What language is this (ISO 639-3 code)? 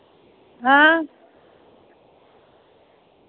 doi